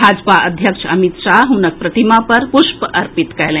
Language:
Maithili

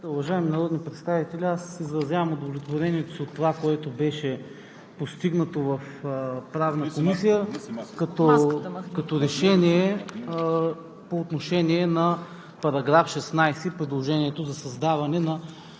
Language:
Bulgarian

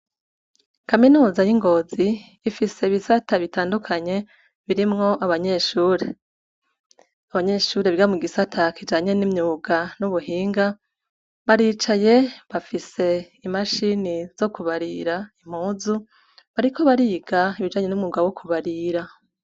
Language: Rundi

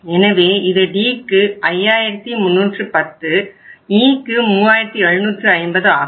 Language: Tamil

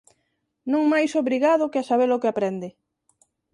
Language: Galician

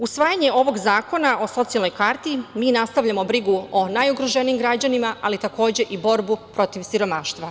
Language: Serbian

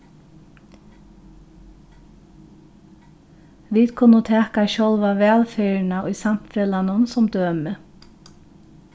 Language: Faroese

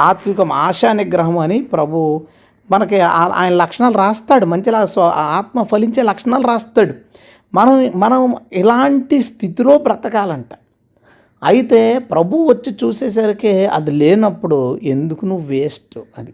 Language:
Telugu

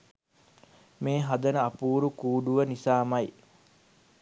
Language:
Sinhala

